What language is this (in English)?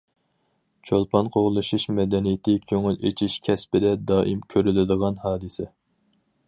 Uyghur